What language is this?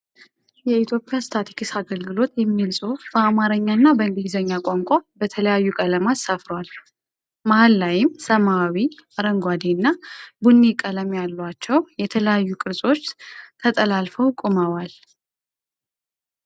Amharic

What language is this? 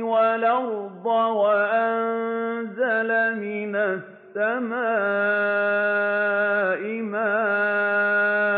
Arabic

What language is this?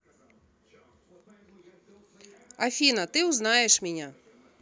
Russian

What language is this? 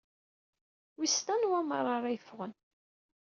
Kabyle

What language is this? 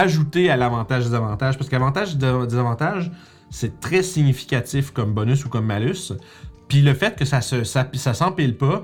French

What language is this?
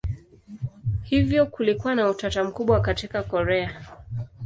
Swahili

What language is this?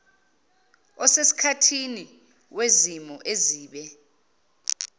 Zulu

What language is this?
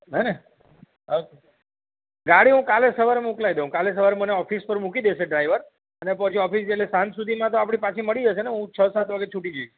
Gujarati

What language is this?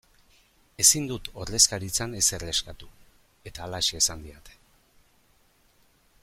Basque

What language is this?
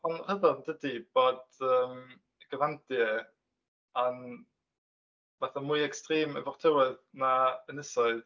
Welsh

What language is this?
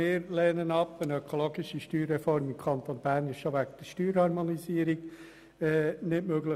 Swiss German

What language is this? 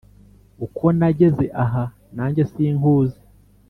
Kinyarwanda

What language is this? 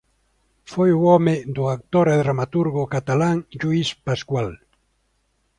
Galician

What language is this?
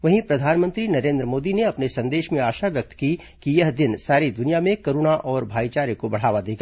Hindi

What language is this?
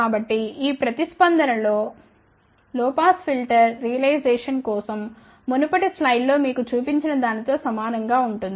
Telugu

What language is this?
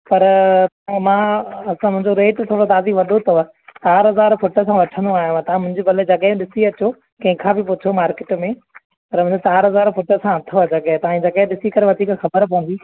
Sindhi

